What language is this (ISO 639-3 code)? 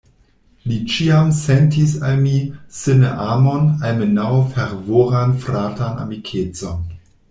epo